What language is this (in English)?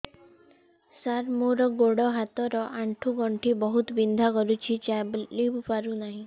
Odia